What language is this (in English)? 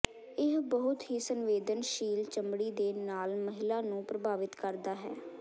Punjabi